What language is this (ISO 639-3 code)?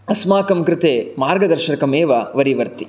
san